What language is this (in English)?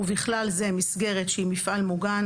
Hebrew